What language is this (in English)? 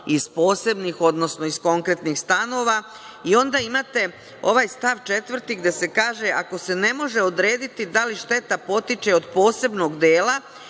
Serbian